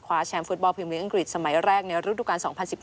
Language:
Thai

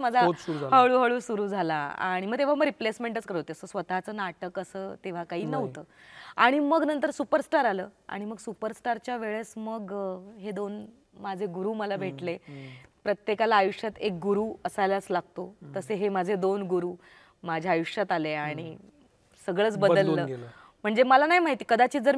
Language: Marathi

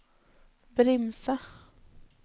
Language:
Norwegian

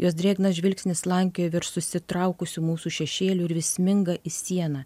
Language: Lithuanian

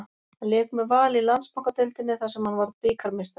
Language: Icelandic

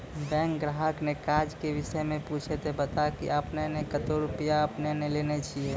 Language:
Maithili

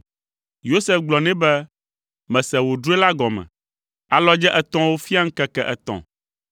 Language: Ewe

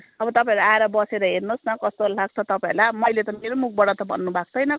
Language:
Nepali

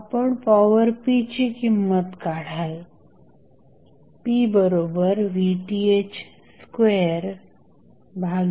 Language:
Marathi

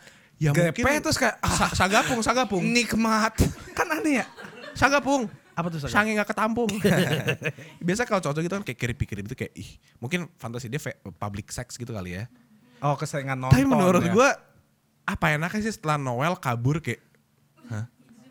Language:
Indonesian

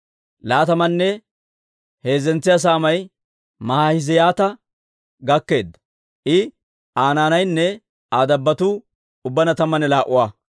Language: Dawro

